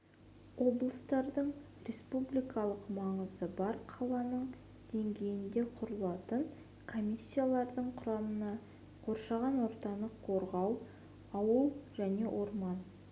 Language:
Kazakh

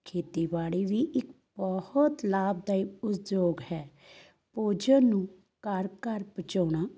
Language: Punjabi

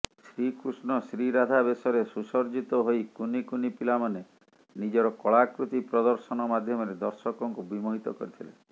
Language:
Odia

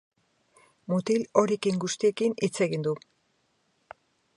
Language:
Basque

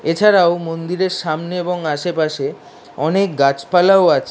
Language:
Bangla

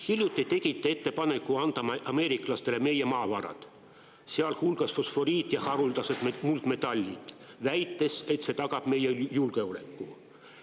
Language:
Estonian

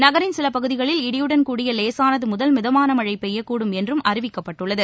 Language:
Tamil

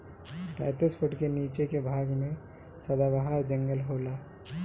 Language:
Bhojpuri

